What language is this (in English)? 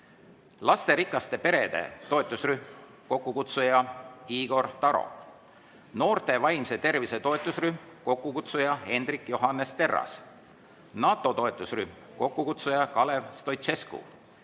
Estonian